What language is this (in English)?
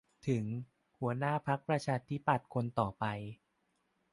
Thai